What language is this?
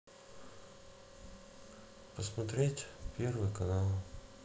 Russian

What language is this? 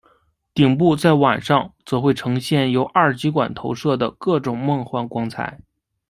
Chinese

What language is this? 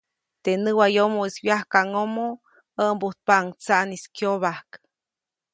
Copainalá Zoque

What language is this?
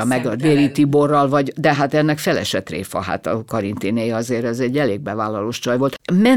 Hungarian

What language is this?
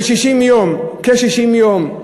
Hebrew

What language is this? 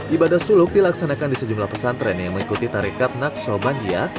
Indonesian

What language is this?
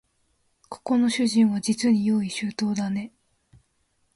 Japanese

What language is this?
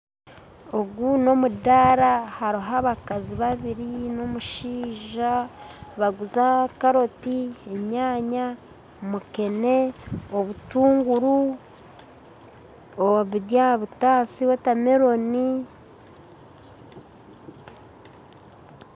Nyankole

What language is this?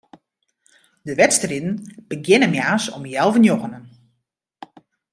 Western Frisian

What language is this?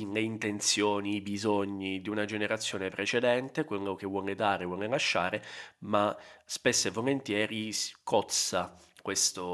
Italian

